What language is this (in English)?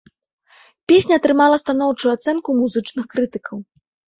Belarusian